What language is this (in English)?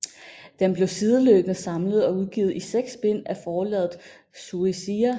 Danish